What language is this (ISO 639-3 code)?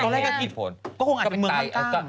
tha